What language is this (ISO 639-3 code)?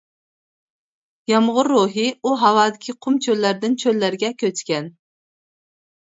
uig